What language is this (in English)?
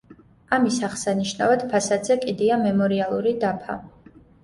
Georgian